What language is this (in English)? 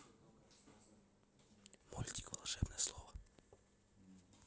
Russian